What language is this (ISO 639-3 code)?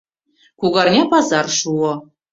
chm